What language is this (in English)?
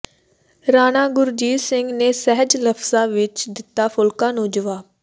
Punjabi